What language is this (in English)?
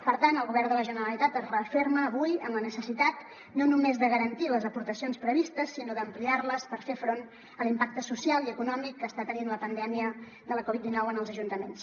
Catalan